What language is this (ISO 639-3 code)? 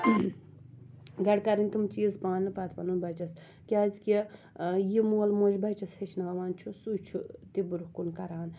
kas